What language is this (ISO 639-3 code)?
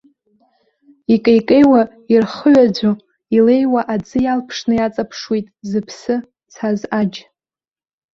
abk